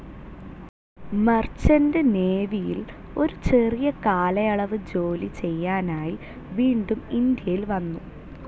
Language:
Malayalam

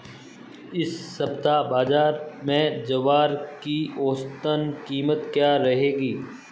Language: Hindi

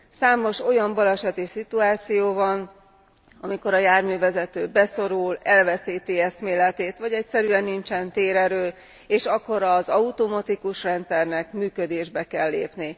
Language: Hungarian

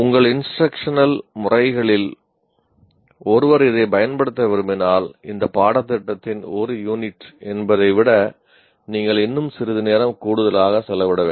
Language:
Tamil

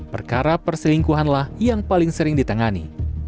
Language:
Indonesian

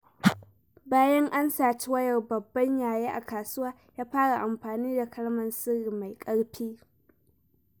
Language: Hausa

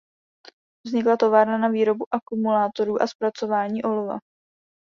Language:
Czech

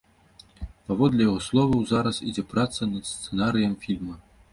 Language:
Belarusian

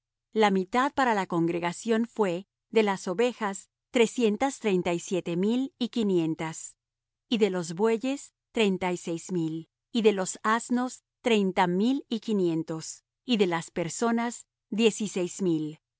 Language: Spanish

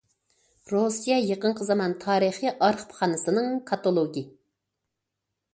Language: Uyghur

